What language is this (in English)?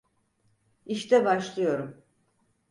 Turkish